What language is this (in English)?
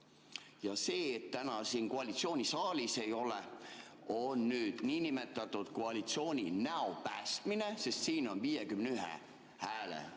Estonian